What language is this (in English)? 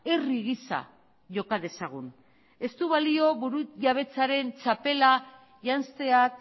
Basque